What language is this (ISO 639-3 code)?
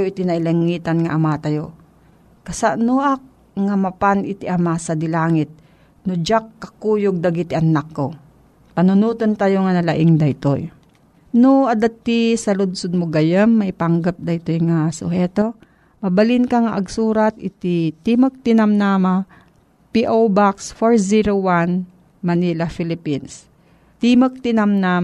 fil